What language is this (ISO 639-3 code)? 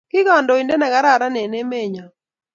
kln